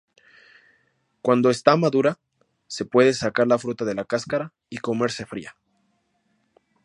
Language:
Spanish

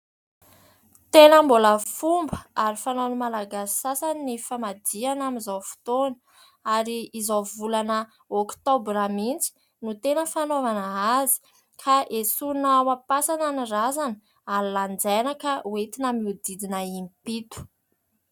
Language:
Malagasy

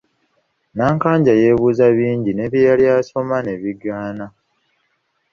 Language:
Ganda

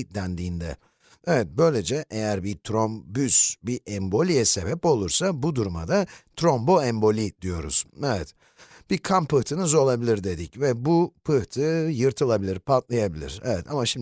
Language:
Turkish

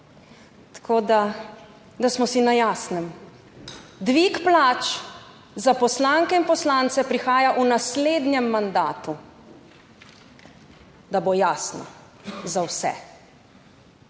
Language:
Slovenian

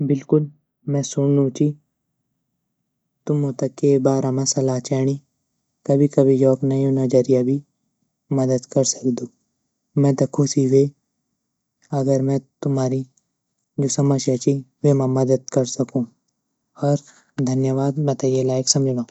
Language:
Garhwali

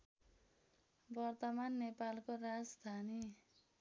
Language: Nepali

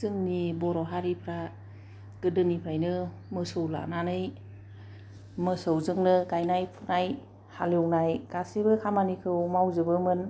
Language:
Bodo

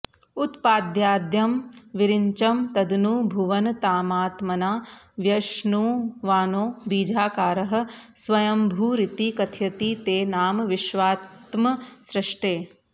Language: Sanskrit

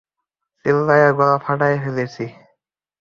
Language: Bangla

